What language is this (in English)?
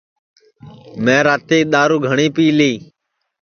Sansi